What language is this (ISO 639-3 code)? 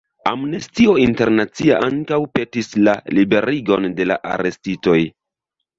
epo